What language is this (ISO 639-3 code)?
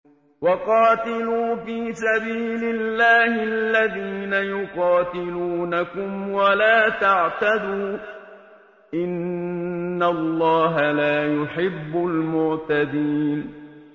ara